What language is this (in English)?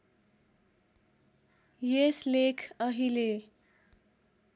Nepali